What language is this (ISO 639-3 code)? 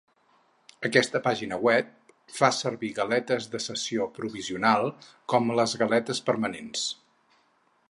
cat